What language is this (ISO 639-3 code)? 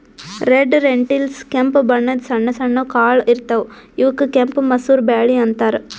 kan